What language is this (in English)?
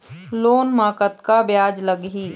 Chhattisgarhi